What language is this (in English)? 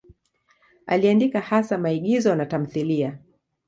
Swahili